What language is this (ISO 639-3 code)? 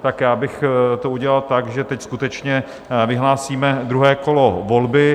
ces